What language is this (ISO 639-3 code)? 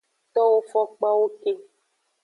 ajg